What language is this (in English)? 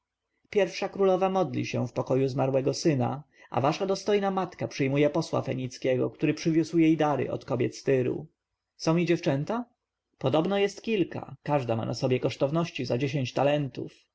Polish